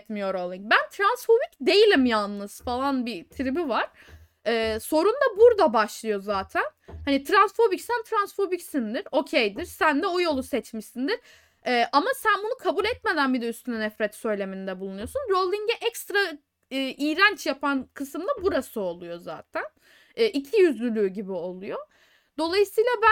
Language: Turkish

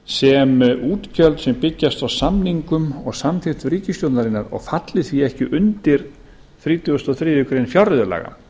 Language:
Icelandic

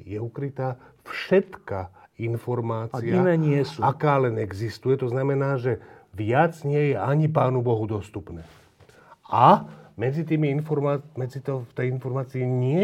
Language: Slovak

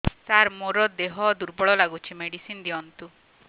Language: Odia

